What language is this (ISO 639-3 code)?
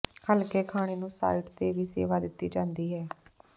pan